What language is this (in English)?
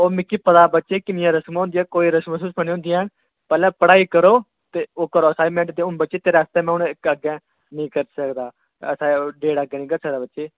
Dogri